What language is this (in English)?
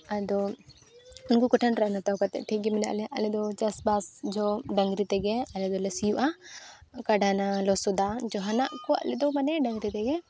Santali